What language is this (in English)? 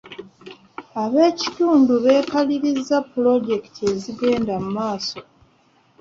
Ganda